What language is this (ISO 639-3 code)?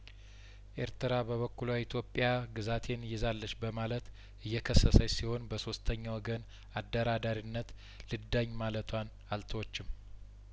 amh